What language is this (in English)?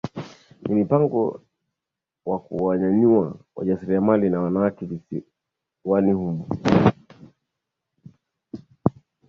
Swahili